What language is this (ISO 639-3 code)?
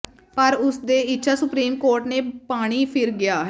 pan